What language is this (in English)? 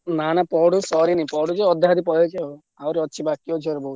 Odia